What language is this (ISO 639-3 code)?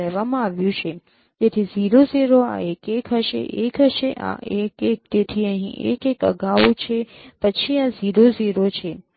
guj